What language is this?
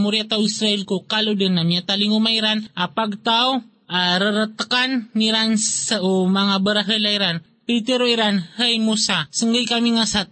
Filipino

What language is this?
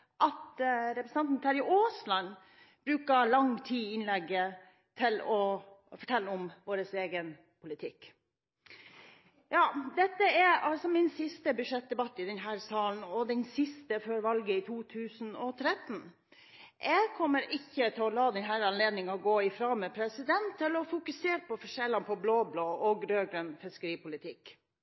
Norwegian Bokmål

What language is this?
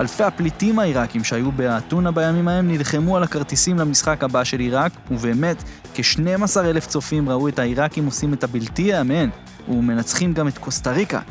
Hebrew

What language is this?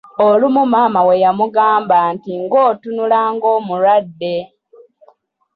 Ganda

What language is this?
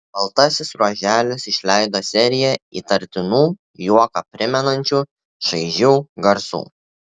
Lithuanian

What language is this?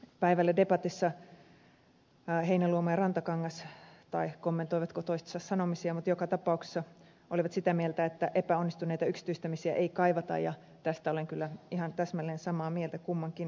Finnish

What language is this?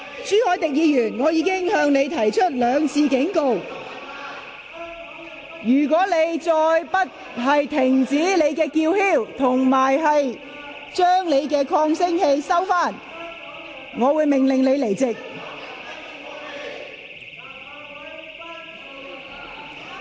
Cantonese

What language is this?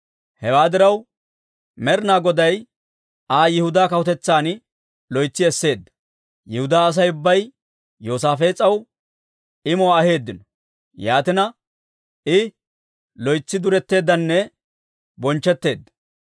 Dawro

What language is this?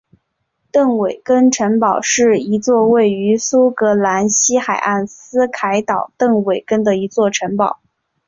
Chinese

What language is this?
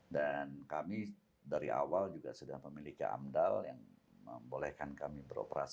Indonesian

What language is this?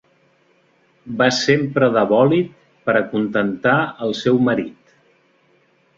Catalan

